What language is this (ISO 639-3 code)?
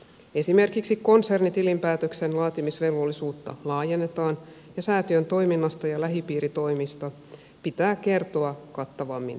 fin